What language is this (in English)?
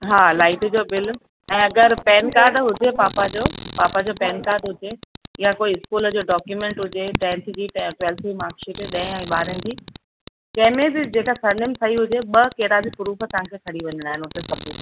Sindhi